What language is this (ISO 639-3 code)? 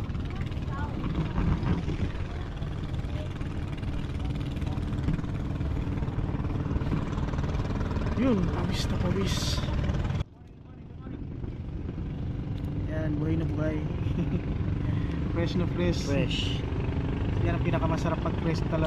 fil